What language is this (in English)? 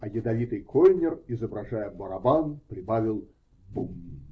Russian